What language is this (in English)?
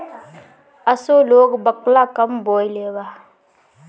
Bhojpuri